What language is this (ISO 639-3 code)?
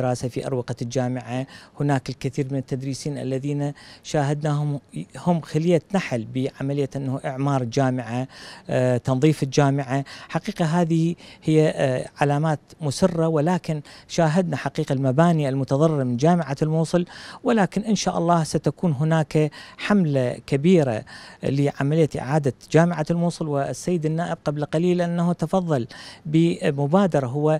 ara